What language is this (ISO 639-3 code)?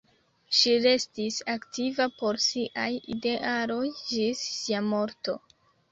epo